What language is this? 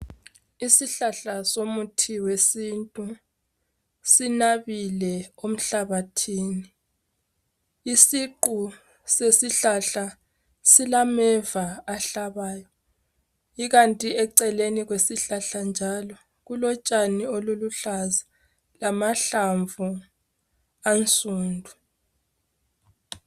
North Ndebele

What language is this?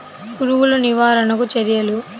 Telugu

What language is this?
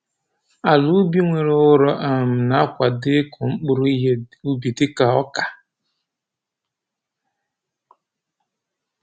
Igbo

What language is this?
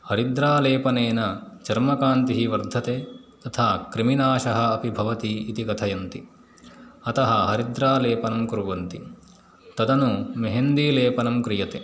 Sanskrit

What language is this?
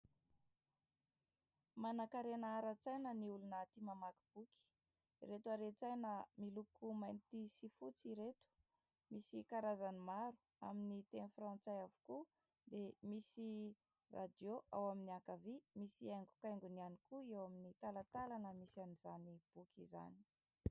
Malagasy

